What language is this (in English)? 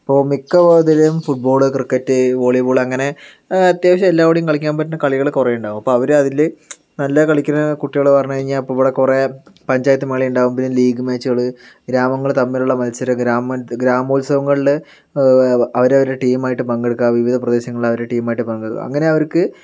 Malayalam